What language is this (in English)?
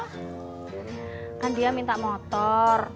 Indonesian